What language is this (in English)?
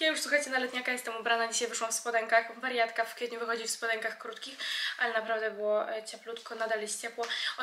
Polish